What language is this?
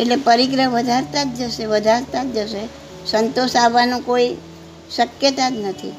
Gujarati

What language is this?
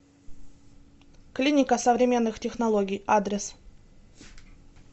Russian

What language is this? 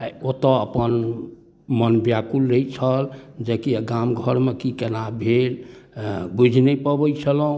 Maithili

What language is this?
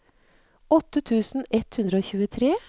Norwegian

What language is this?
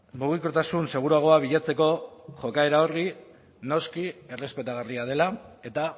Basque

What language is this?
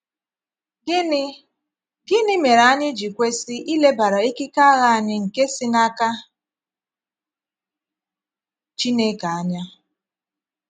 Igbo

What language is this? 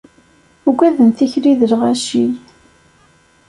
Kabyle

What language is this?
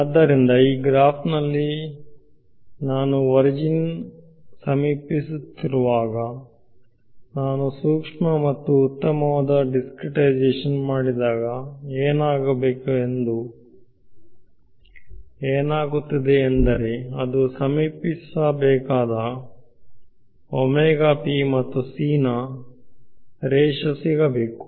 Kannada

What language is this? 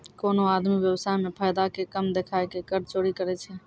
Maithili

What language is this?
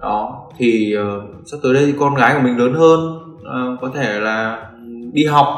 Vietnamese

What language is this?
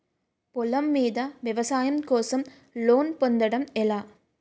Telugu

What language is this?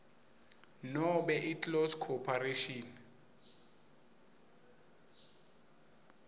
Swati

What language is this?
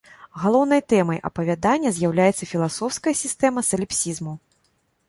Belarusian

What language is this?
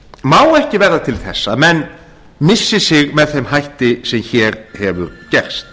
Icelandic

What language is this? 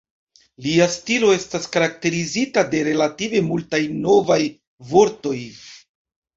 Esperanto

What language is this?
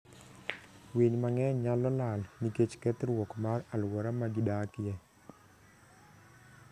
Luo (Kenya and Tanzania)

